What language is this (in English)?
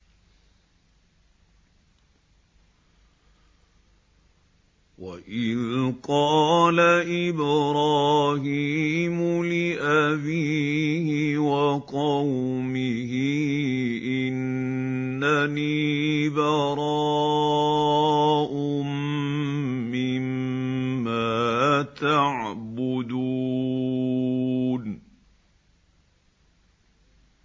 Arabic